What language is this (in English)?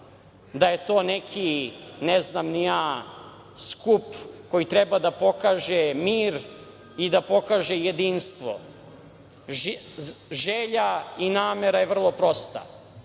Serbian